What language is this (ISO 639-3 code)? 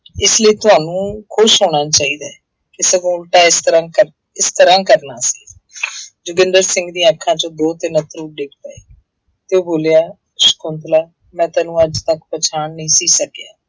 pan